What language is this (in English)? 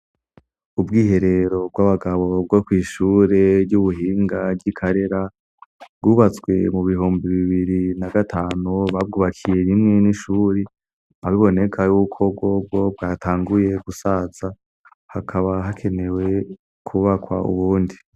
Rundi